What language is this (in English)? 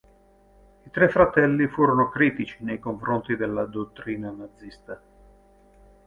Italian